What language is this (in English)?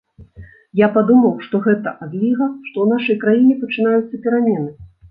Belarusian